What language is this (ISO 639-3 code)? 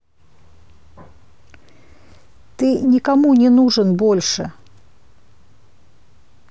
rus